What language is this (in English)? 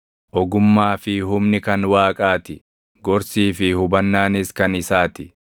Oromo